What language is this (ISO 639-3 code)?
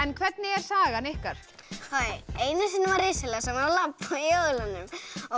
isl